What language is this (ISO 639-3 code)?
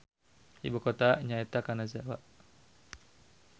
sun